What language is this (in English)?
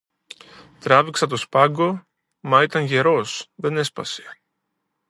Greek